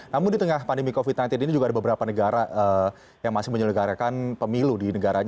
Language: Indonesian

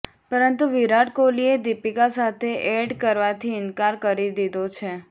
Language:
Gujarati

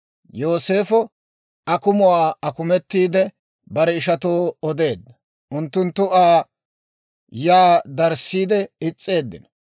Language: Dawro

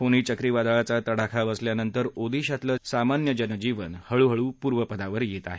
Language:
Marathi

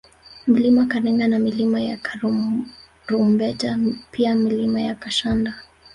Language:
Swahili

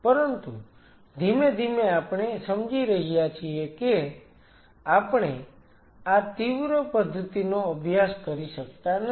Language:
Gujarati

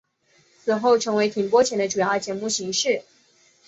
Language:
Chinese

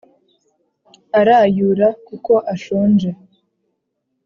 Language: Kinyarwanda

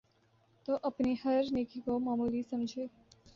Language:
Urdu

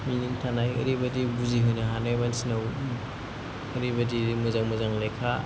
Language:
Bodo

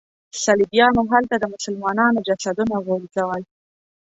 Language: Pashto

